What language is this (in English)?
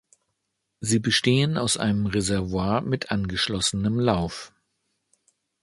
German